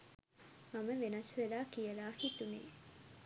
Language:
Sinhala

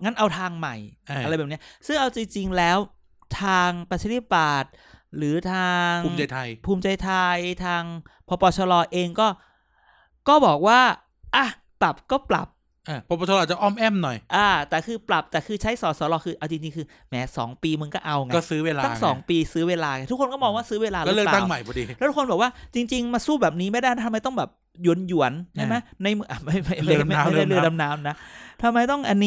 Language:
Thai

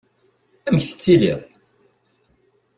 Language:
Kabyle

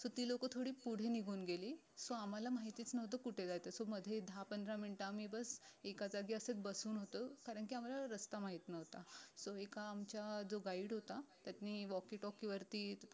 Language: Marathi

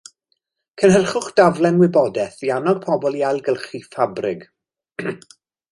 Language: Welsh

